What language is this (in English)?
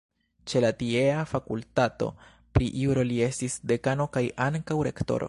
Esperanto